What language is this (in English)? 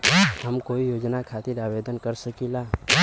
Bhojpuri